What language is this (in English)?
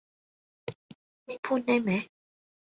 Thai